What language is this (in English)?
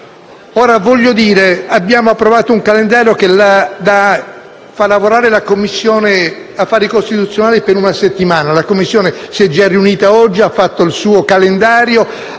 Italian